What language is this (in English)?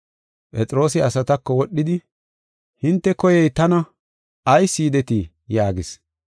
Gofa